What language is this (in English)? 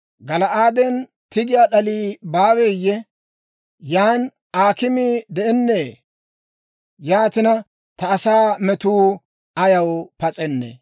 Dawro